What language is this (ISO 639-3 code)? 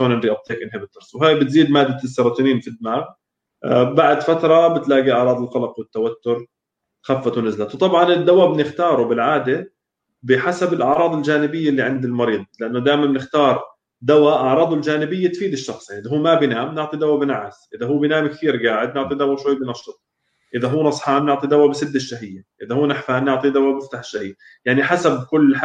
ara